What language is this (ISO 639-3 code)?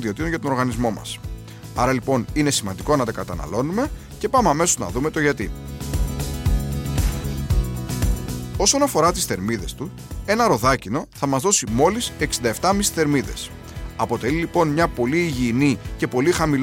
ell